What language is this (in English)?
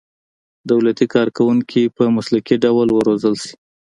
Pashto